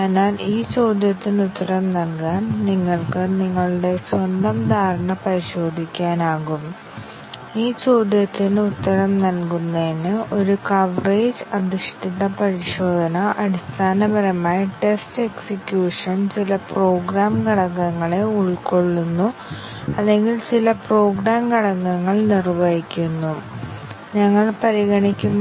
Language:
Malayalam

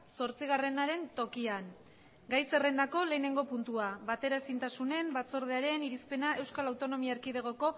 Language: Basque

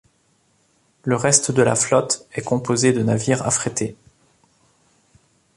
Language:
French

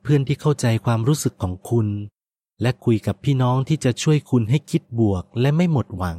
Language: Thai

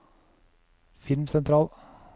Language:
Norwegian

